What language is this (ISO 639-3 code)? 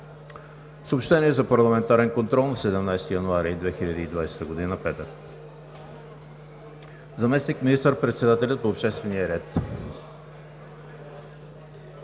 bul